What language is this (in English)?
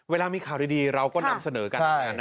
Thai